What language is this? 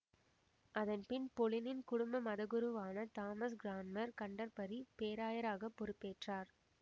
Tamil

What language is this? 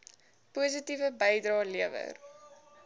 Afrikaans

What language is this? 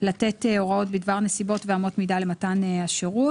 Hebrew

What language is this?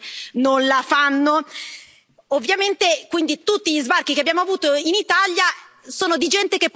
Italian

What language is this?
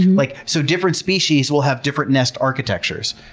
English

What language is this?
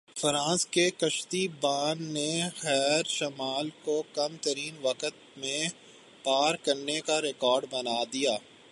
Urdu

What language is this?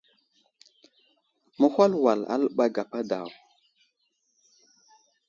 Wuzlam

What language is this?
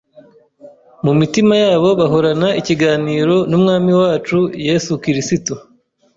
Kinyarwanda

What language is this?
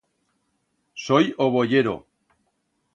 Aragonese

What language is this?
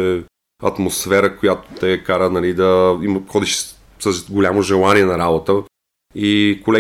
Bulgarian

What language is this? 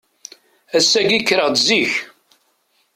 Kabyle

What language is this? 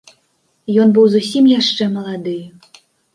Belarusian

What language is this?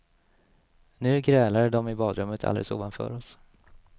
Swedish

